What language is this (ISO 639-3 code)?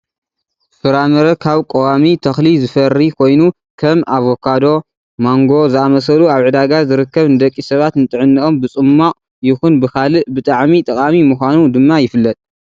tir